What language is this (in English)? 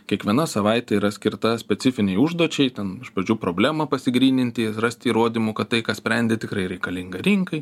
Lithuanian